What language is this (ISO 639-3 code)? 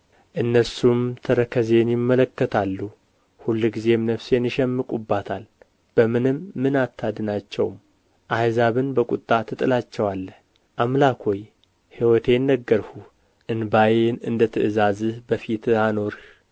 amh